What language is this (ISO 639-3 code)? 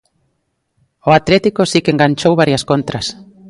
glg